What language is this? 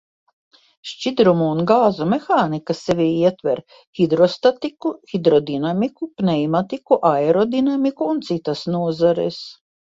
Latvian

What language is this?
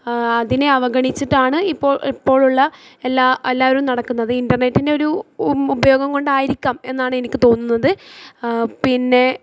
Malayalam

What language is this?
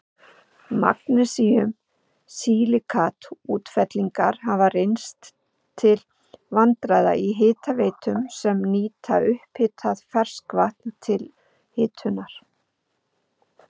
Icelandic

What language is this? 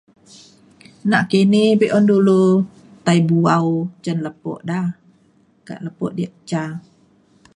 Mainstream Kenyah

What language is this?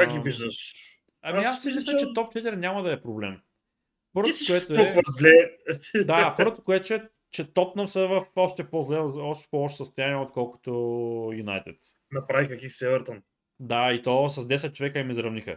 Bulgarian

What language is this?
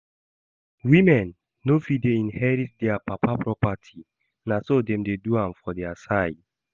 Nigerian Pidgin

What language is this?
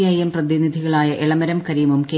Malayalam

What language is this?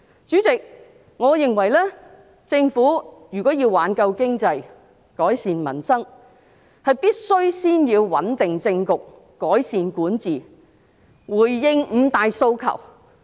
Cantonese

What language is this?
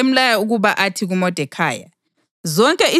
North Ndebele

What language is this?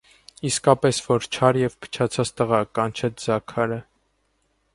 Armenian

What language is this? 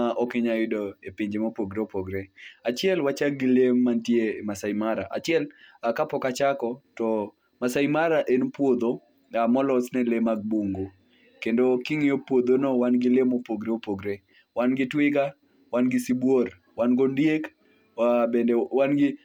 Luo (Kenya and Tanzania)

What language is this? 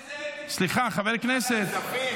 Hebrew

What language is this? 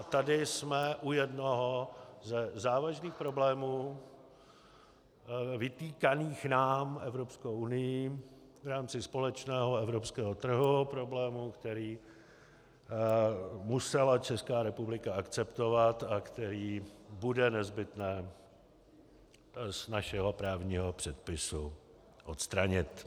Czech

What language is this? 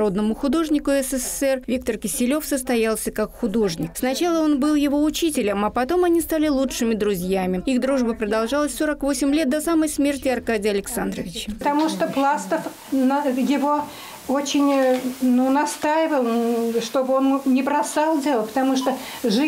Russian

